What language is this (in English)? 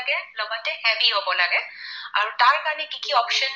Assamese